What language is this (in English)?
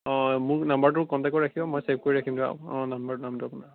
Assamese